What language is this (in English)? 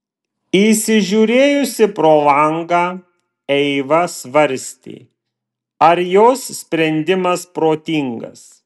Lithuanian